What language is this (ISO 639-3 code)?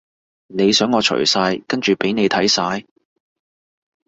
yue